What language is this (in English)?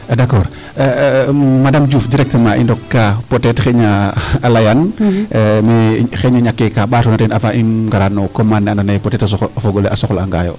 Serer